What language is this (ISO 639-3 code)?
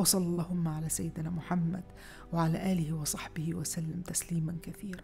ara